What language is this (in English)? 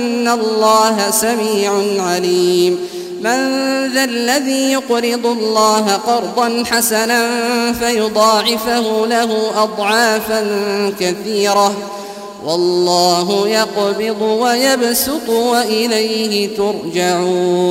Arabic